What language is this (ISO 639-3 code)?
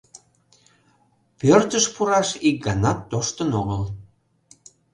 chm